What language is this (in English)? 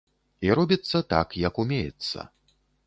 Belarusian